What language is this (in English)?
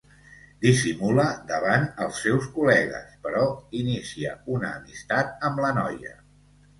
Catalan